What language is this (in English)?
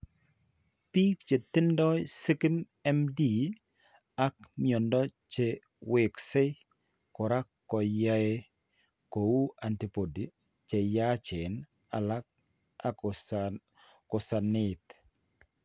Kalenjin